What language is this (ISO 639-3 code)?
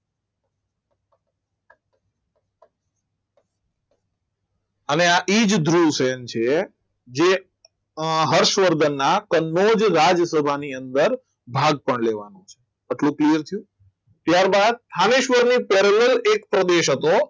guj